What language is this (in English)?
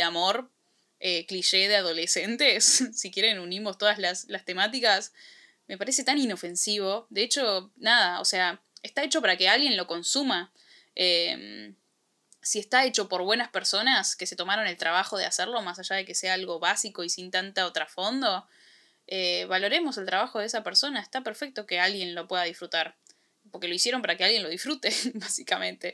Spanish